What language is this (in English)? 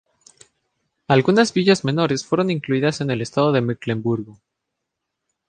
Spanish